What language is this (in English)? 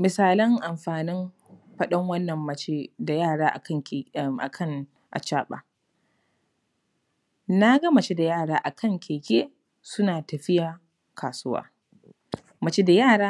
Hausa